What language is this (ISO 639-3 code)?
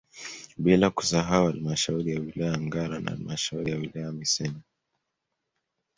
swa